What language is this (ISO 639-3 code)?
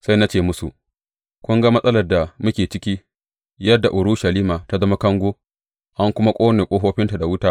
hau